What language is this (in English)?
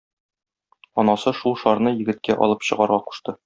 Tatar